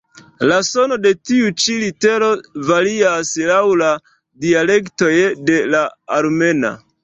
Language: Esperanto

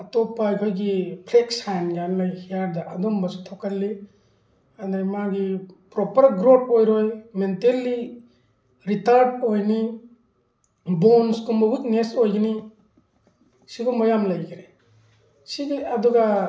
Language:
Manipuri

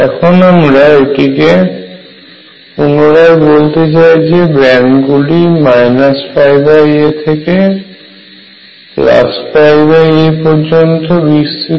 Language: Bangla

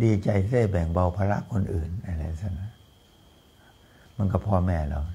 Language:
Thai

